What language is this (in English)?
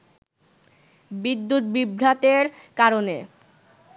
Bangla